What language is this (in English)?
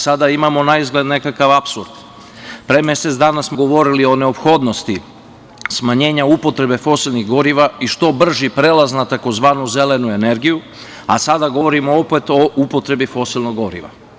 Serbian